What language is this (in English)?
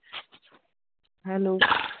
Punjabi